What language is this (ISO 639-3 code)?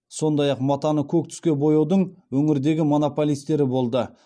kaz